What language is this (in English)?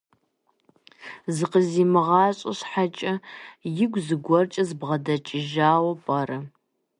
Kabardian